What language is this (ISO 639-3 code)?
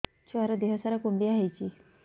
ori